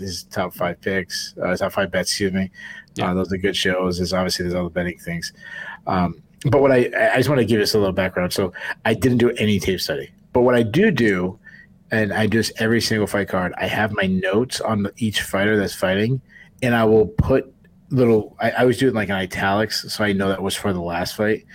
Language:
English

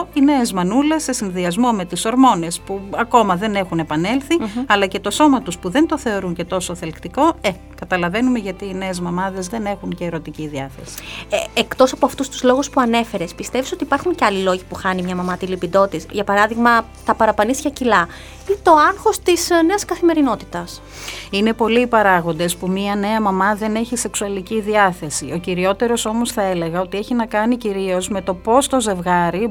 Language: Greek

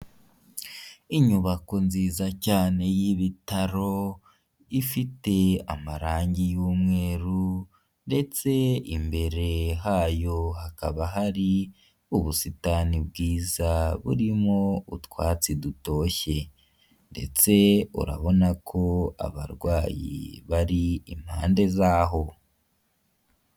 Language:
Kinyarwanda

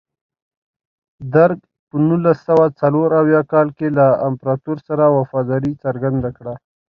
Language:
Pashto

